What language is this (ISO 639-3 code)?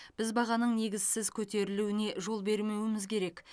kaz